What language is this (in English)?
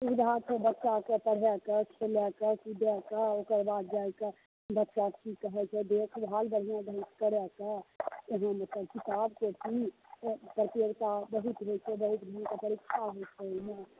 Maithili